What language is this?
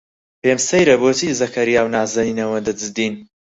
Central Kurdish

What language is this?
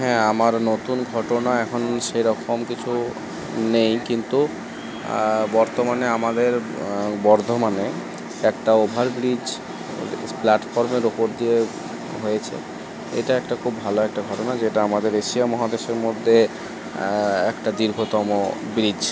Bangla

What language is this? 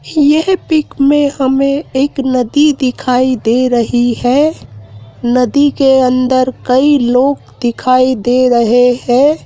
Hindi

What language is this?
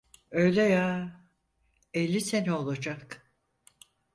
Turkish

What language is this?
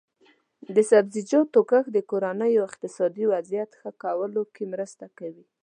Pashto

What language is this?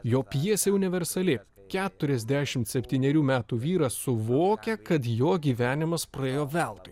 Lithuanian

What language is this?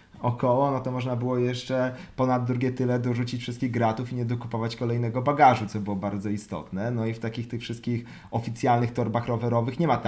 Polish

